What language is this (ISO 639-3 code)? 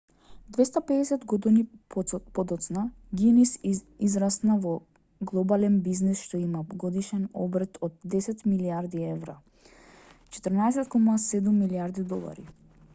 mkd